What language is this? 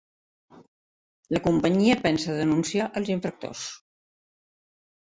Catalan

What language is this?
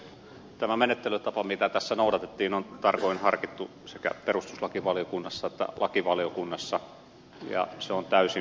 Finnish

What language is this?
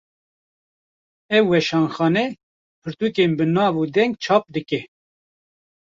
Kurdish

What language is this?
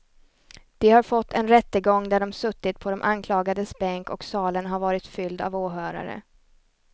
Swedish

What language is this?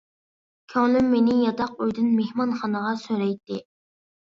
Uyghur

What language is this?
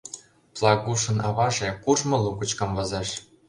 Mari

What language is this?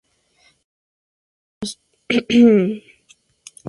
Spanish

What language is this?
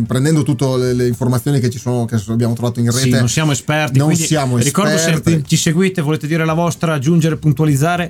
Italian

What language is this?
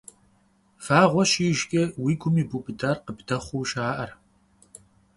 Kabardian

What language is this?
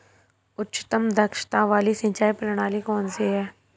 Hindi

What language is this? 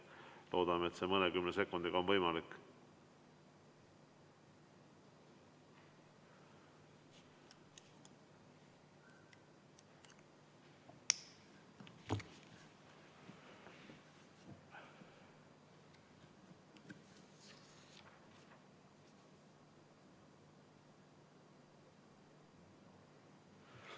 Estonian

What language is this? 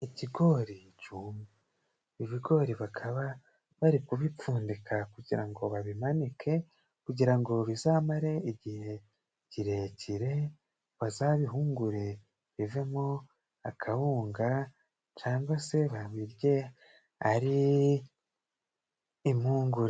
Kinyarwanda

